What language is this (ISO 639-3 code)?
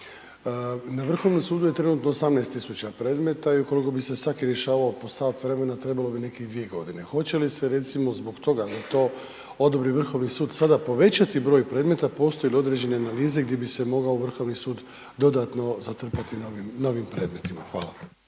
hrv